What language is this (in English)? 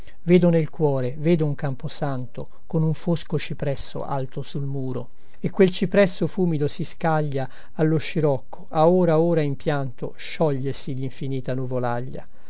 Italian